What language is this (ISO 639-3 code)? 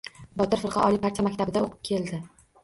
uzb